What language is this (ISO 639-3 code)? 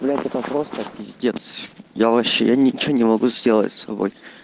rus